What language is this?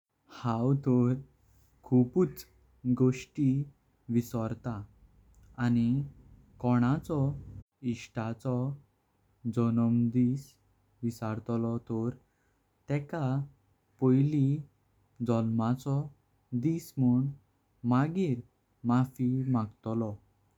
Konkani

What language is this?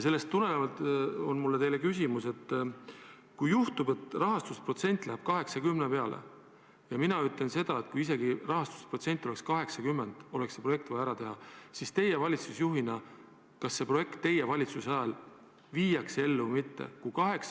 Estonian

